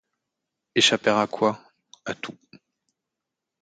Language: French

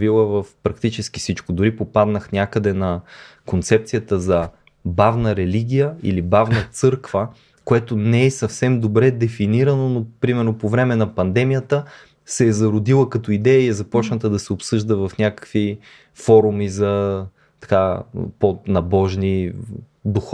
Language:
Bulgarian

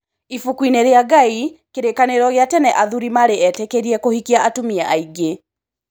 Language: Kikuyu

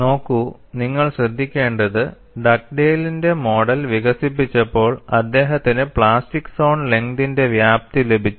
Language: Malayalam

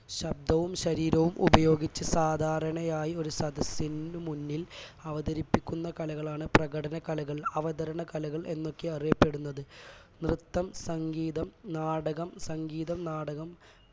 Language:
Malayalam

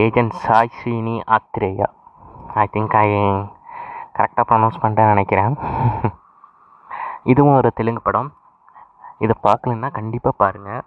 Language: Tamil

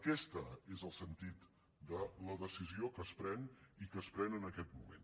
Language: Catalan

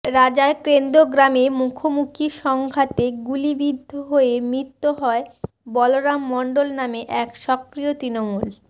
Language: Bangla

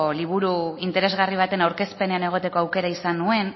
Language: Basque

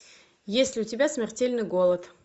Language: Russian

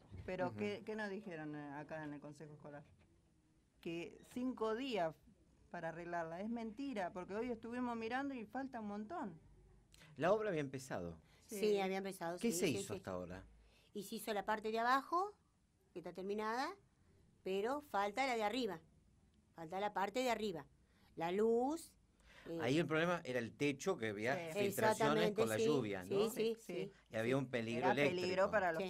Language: Spanish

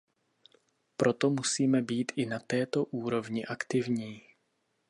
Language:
Czech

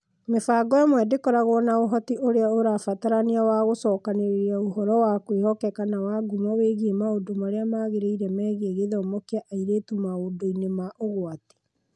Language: Kikuyu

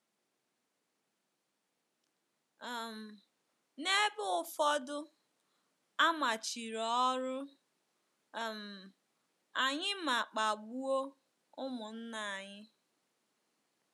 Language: Igbo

